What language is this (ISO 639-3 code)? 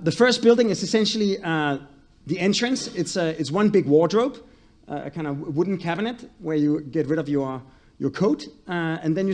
eng